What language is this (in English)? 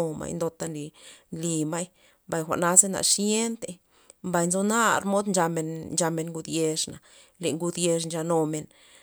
Loxicha Zapotec